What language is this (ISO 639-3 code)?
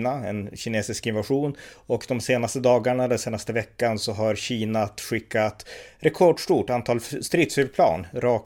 swe